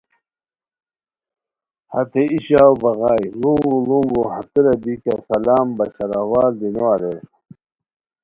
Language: Khowar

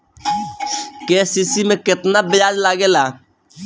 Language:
Bhojpuri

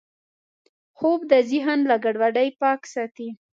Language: Pashto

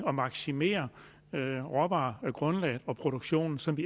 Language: Danish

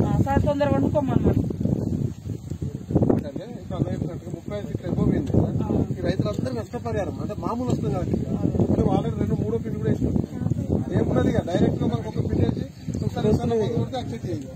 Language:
Telugu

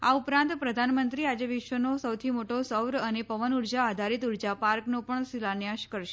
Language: Gujarati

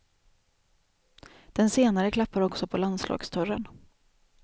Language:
Swedish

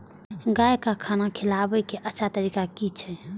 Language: Maithili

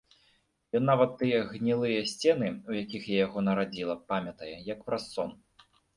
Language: Belarusian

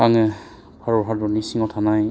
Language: Bodo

